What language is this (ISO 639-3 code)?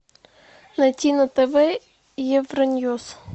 rus